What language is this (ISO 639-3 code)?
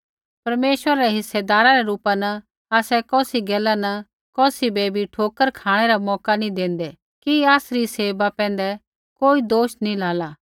kfx